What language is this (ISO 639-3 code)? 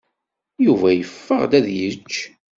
kab